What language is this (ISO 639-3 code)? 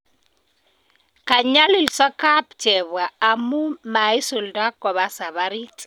kln